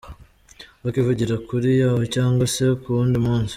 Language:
Kinyarwanda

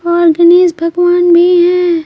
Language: Hindi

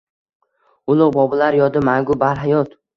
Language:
Uzbek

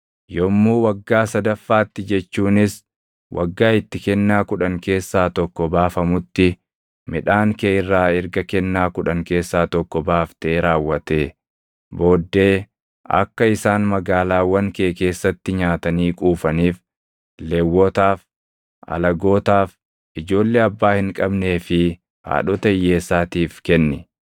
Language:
Oromo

